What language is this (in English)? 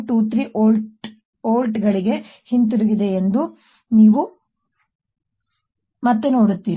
Kannada